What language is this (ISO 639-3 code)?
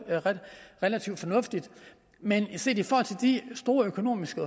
dan